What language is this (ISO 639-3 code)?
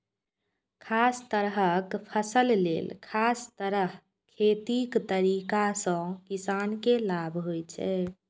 mai